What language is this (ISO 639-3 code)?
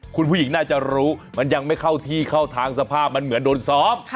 tha